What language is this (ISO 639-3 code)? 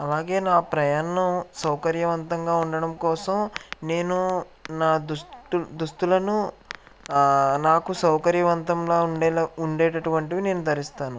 tel